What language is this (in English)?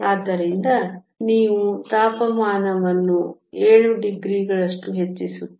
Kannada